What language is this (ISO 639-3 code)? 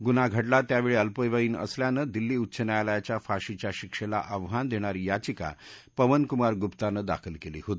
mar